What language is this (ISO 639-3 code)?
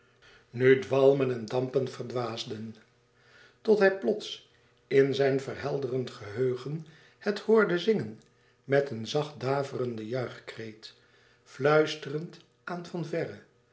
nld